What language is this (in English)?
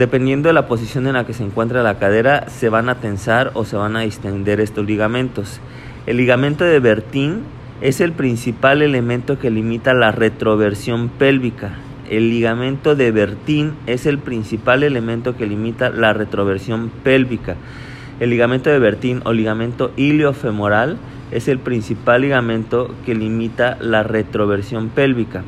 Spanish